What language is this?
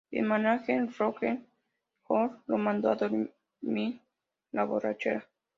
Spanish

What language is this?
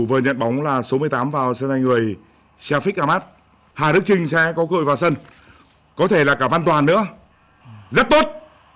Vietnamese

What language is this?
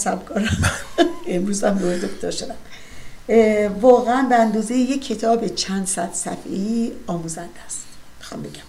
Persian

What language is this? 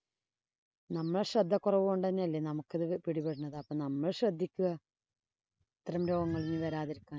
Malayalam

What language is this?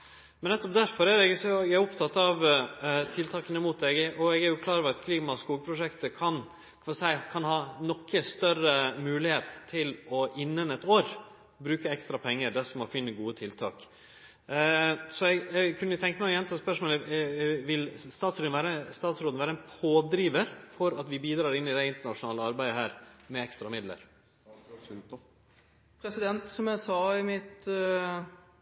Norwegian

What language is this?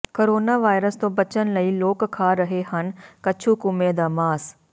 Punjabi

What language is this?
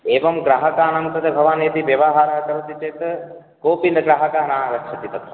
Sanskrit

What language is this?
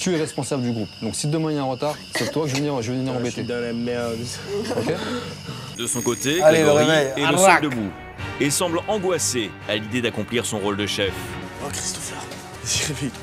French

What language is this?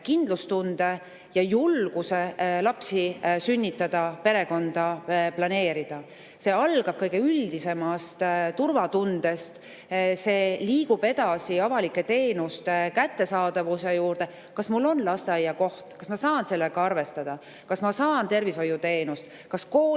Estonian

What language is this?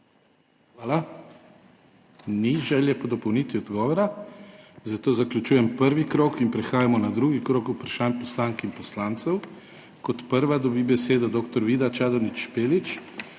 Slovenian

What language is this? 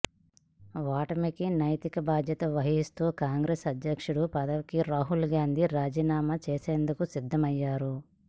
Telugu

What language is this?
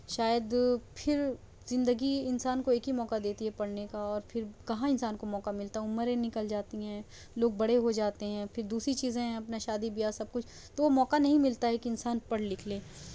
Urdu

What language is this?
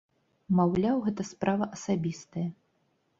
Belarusian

